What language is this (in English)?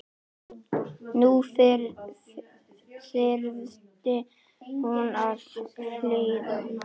Icelandic